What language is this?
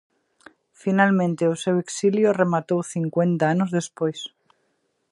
Galician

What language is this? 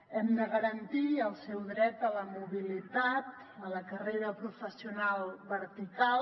Catalan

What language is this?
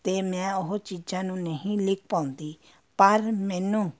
Punjabi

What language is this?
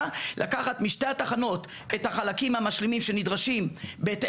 Hebrew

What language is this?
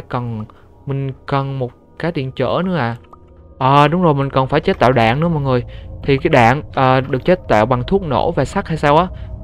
Vietnamese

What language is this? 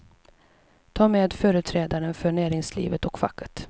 Swedish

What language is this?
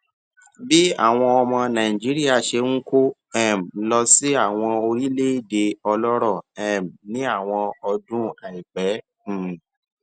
Yoruba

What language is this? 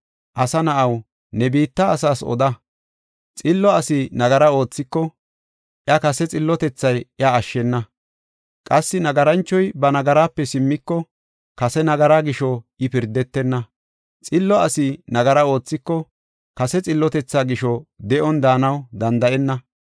Gofa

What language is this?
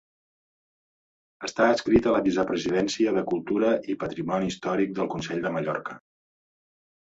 Catalan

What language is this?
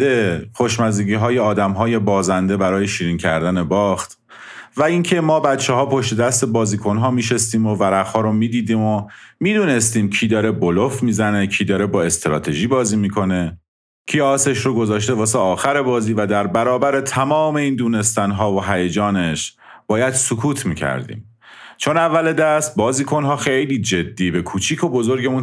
Persian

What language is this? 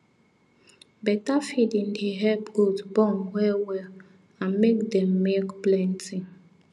Nigerian Pidgin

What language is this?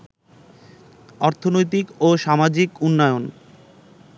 Bangla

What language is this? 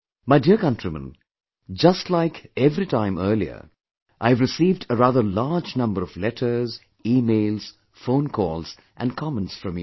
English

